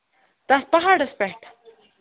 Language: Kashmiri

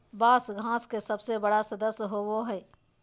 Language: Magahi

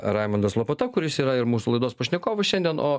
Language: Lithuanian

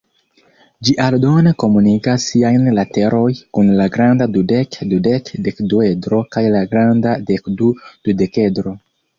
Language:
Esperanto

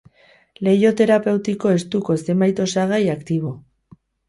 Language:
Basque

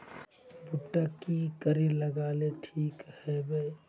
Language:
Magahi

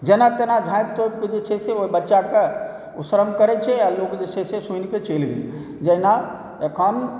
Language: Maithili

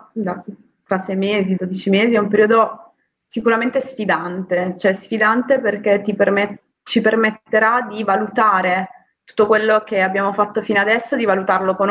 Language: Italian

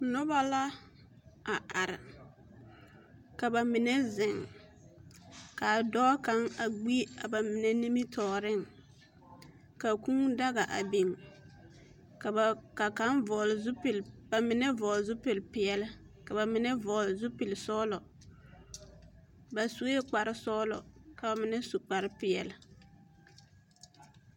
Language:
Southern Dagaare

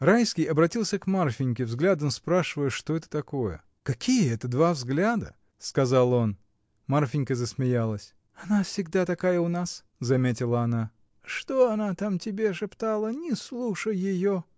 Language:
Russian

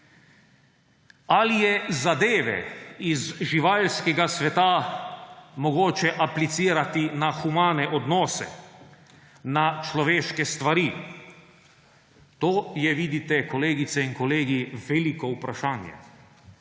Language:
Slovenian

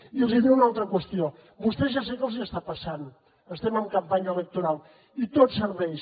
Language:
Catalan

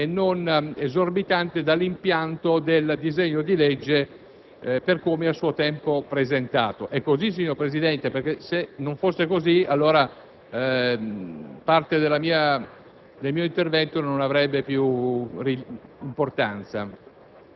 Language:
Italian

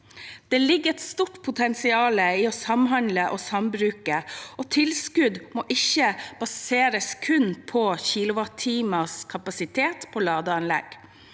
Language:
Norwegian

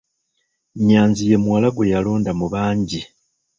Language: Ganda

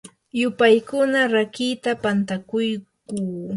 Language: Yanahuanca Pasco Quechua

